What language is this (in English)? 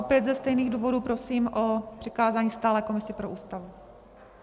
Czech